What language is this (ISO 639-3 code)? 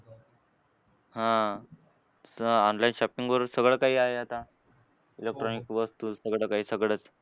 mar